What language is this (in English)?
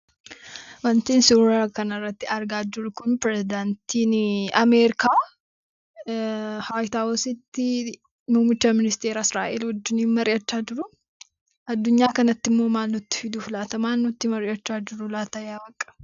Oromo